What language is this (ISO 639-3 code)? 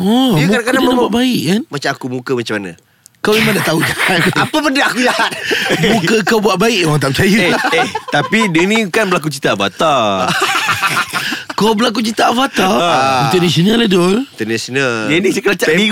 msa